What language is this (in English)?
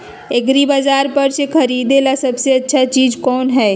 Magahi